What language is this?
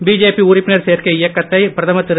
Tamil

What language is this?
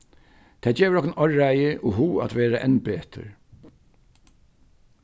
Faroese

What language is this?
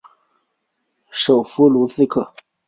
Chinese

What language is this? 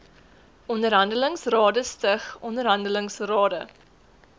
Afrikaans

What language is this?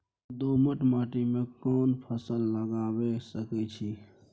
Maithili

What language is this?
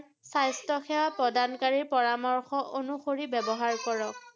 Assamese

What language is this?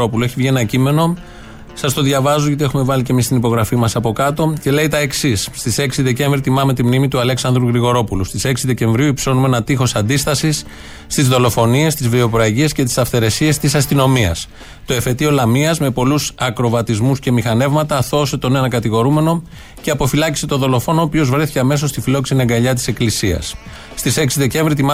Greek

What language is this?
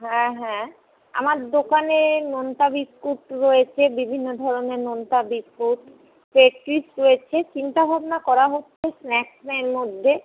Bangla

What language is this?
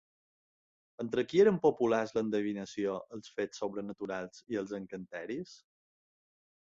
Catalan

